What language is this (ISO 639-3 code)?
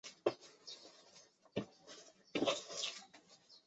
zho